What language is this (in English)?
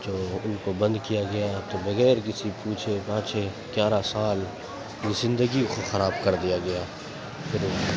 Urdu